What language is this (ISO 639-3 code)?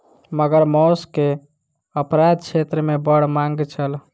mai